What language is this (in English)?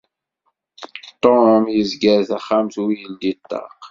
Kabyle